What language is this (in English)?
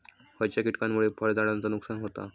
Marathi